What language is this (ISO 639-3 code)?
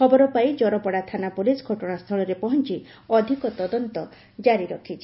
ori